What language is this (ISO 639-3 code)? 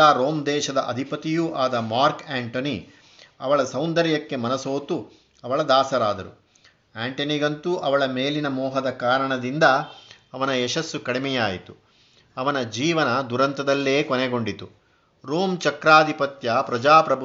kan